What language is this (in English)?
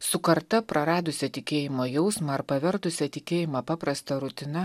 Lithuanian